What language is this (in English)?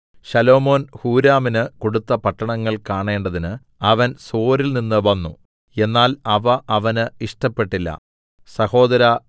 Malayalam